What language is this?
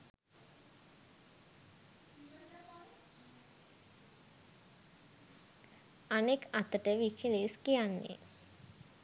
Sinhala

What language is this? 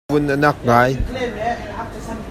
Hakha Chin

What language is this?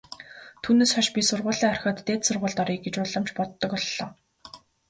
Mongolian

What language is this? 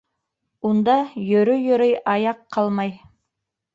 Bashkir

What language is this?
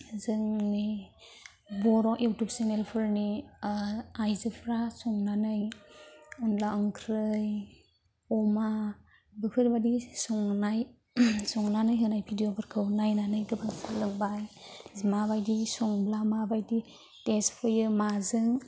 Bodo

